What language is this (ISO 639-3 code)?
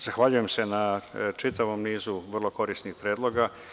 srp